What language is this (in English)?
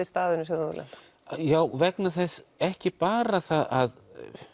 Icelandic